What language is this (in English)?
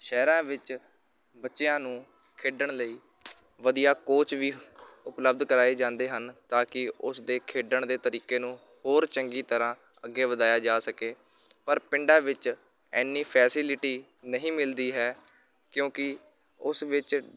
Punjabi